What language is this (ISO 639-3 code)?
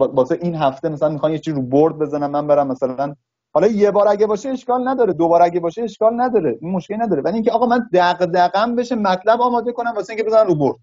fas